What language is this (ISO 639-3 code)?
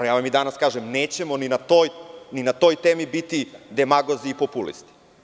srp